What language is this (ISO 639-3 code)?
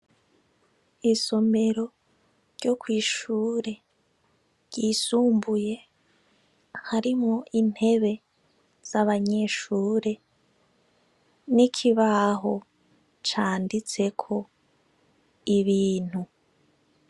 run